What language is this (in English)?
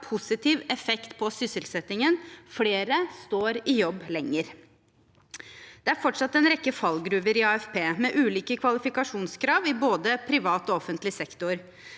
Norwegian